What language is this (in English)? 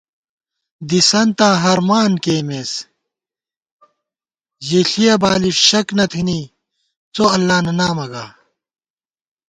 Gawar-Bati